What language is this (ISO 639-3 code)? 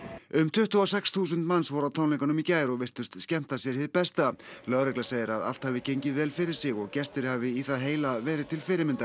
isl